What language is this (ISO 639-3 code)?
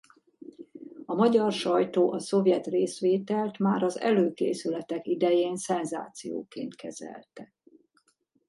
hun